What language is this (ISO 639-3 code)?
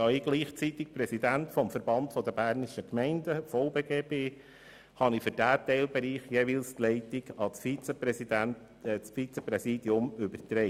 gsw